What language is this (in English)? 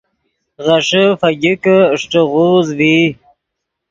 Yidgha